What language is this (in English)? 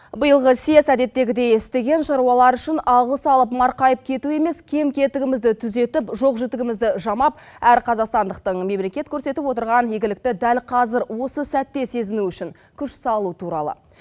Kazakh